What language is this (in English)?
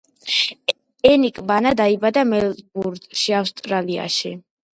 Georgian